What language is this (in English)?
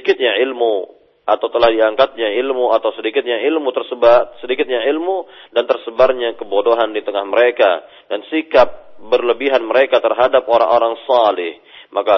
Malay